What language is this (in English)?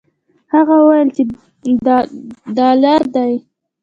Pashto